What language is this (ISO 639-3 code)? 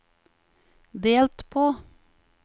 nor